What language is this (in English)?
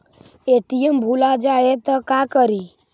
Magahi